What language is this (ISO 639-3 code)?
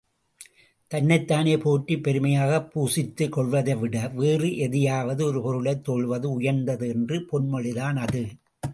tam